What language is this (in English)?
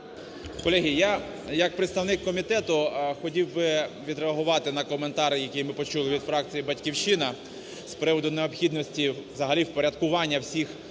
Ukrainian